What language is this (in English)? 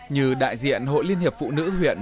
Vietnamese